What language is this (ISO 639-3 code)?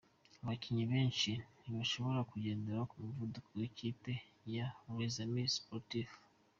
kin